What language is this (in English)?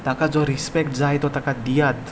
Konkani